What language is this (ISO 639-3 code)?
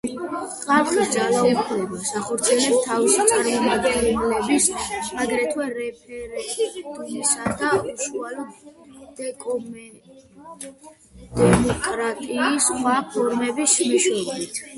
kat